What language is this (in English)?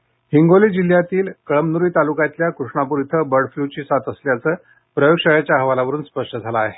Marathi